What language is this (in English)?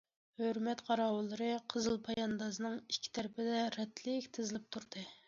Uyghur